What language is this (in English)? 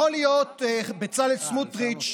Hebrew